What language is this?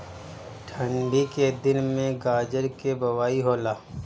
Bhojpuri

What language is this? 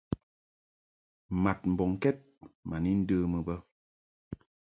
Mungaka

